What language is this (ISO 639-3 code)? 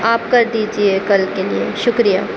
urd